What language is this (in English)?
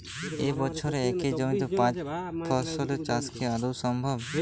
Bangla